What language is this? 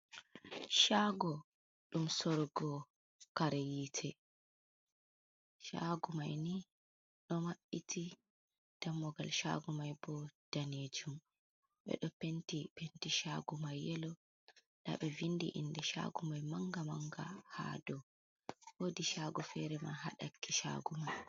Fula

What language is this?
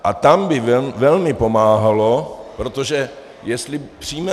Czech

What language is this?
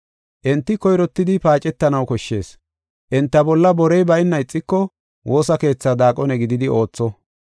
Gofa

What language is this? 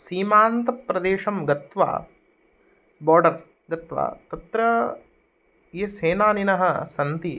Sanskrit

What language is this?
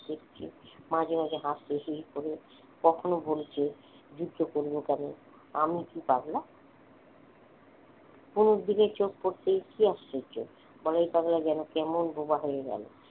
Bangla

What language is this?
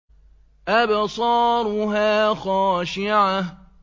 Arabic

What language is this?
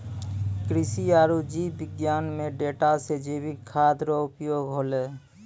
Maithili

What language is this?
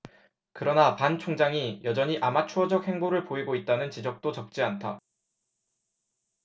Korean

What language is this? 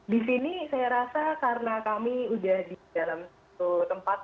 Indonesian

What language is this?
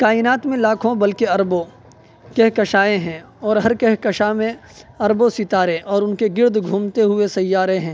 Urdu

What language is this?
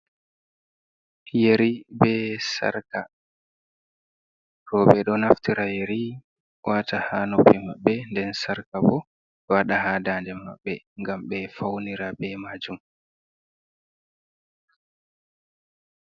Fula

